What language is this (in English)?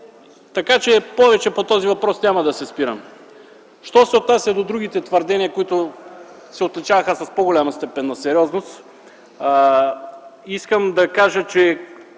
Bulgarian